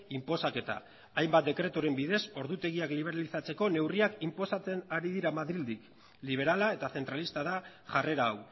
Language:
Basque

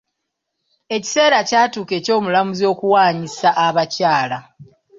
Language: Ganda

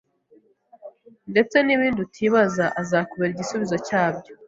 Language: Kinyarwanda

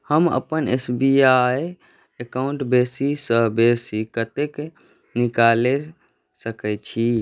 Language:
Maithili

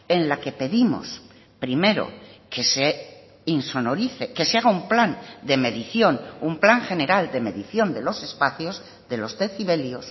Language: Spanish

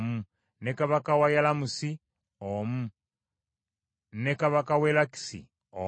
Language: Ganda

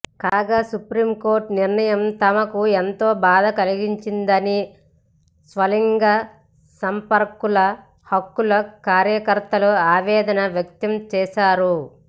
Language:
Telugu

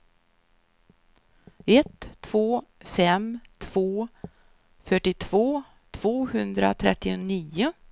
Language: Swedish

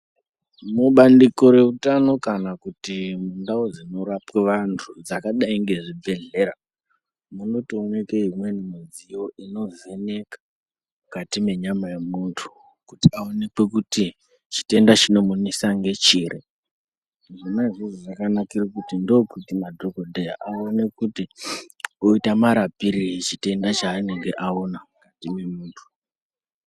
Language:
Ndau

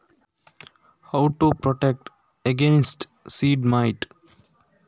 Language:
Kannada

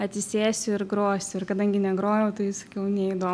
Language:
Lithuanian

